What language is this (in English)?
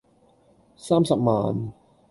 Cantonese